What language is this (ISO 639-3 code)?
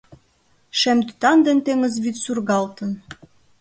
chm